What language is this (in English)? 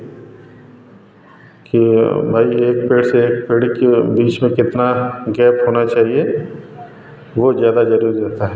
Hindi